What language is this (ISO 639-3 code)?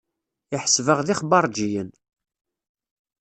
kab